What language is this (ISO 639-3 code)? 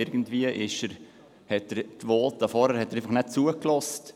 gsw